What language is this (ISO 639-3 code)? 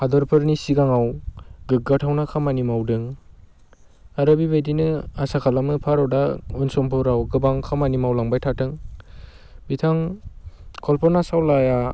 brx